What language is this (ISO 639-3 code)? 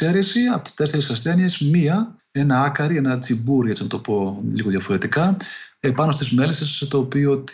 ell